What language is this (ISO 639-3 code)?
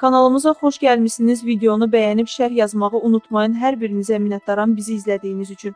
tur